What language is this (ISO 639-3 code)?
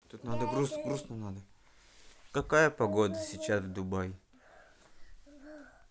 rus